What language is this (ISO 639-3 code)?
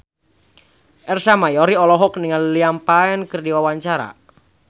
sun